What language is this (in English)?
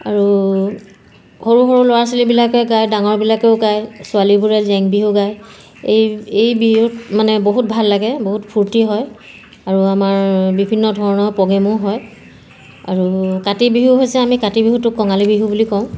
Assamese